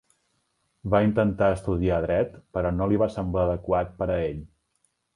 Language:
Catalan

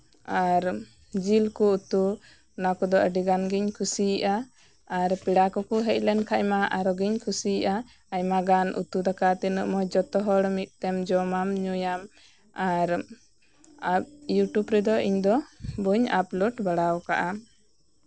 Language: Santali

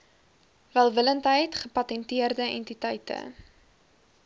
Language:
Afrikaans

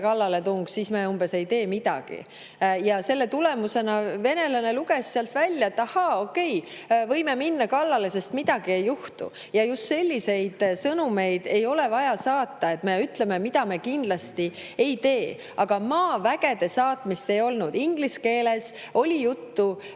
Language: Estonian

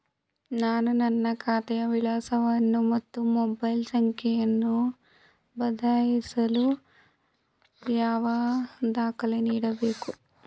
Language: Kannada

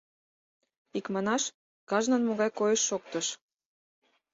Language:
Mari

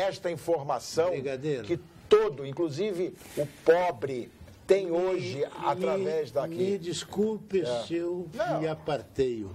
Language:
Portuguese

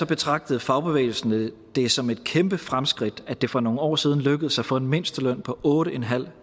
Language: Danish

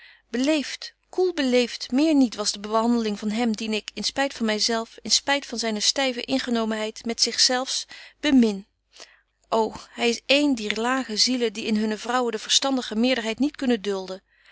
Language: Dutch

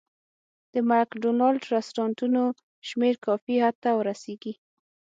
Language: Pashto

